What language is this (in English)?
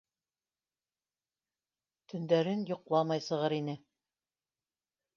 Bashkir